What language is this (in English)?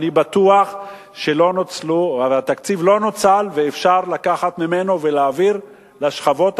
Hebrew